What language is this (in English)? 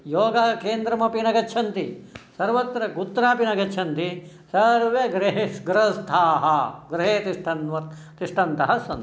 Sanskrit